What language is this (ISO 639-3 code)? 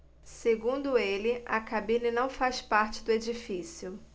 por